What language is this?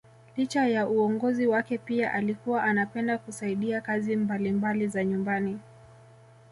Swahili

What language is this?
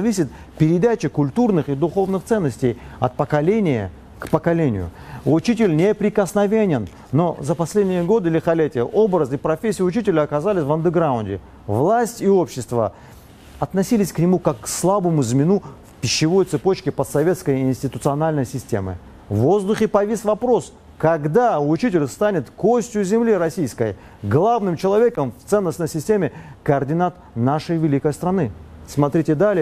Russian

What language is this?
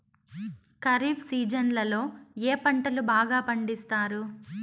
Telugu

